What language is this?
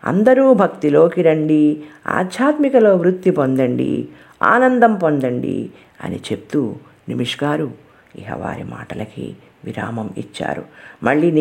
Telugu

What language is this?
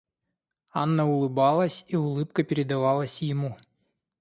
Russian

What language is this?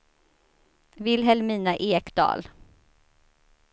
Swedish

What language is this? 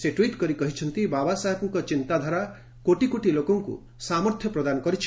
Odia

